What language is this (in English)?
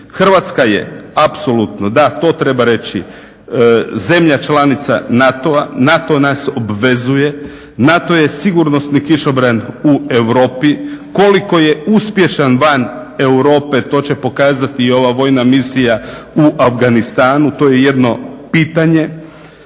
Croatian